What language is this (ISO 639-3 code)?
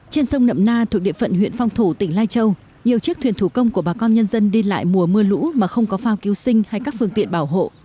vie